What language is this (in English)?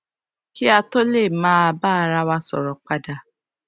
Yoruba